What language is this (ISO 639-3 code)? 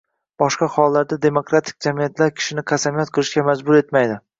uzb